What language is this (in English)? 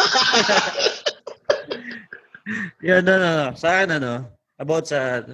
Filipino